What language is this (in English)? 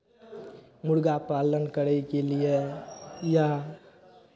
Maithili